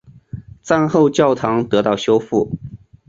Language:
Chinese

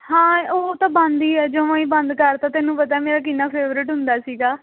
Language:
Punjabi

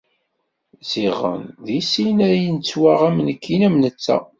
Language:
Kabyle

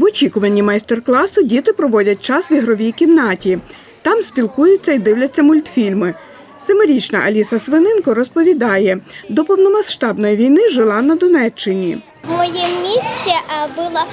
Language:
Ukrainian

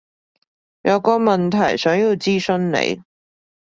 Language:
Cantonese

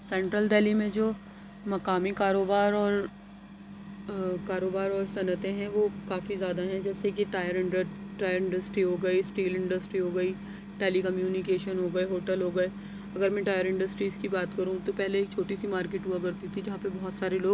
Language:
Urdu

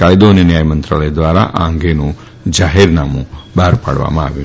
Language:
Gujarati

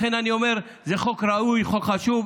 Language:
Hebrew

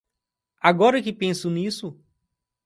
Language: Portuguese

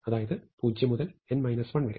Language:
Malayalam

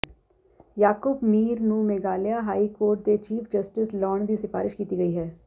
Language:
Punjabi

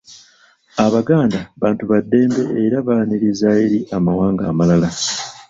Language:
Ganda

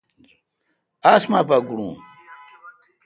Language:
Kalkoti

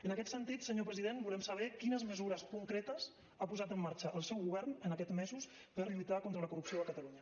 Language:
Catalan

